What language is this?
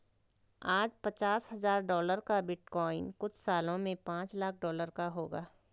Hindi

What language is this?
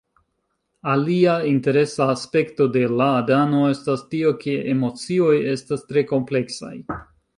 Esperanto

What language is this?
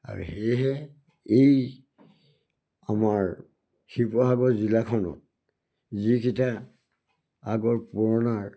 Assamese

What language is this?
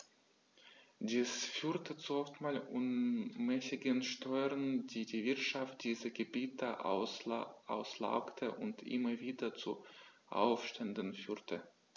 German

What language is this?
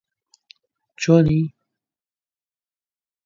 Central Kurdish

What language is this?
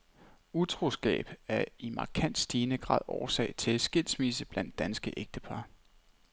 Danish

